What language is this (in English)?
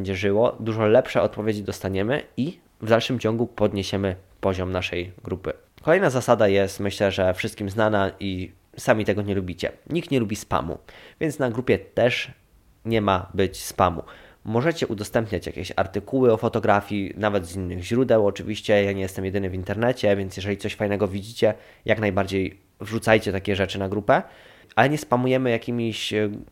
Polish